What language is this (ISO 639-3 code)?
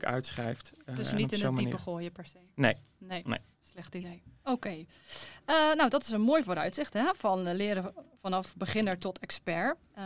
nld